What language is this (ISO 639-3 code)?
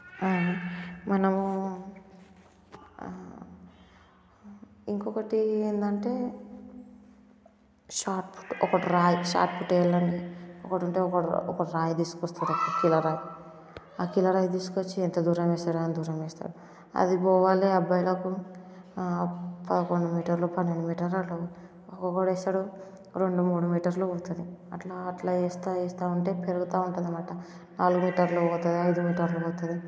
tel